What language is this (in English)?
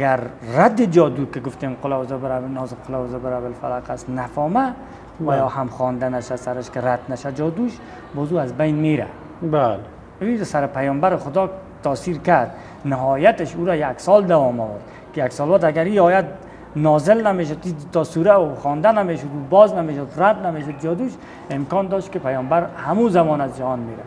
Persian